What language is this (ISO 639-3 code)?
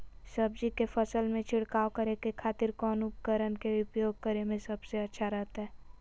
mag